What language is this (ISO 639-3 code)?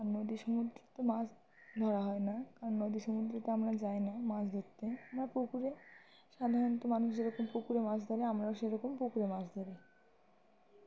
ben